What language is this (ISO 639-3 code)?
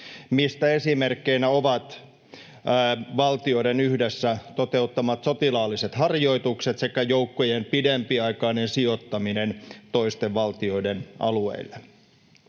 fin